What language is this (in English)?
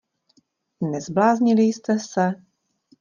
Czech